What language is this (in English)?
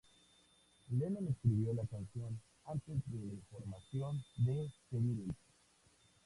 Spanish